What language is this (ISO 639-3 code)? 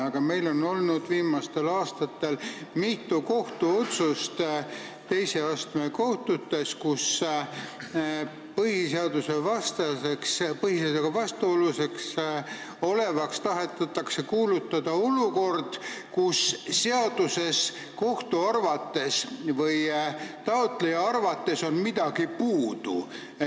est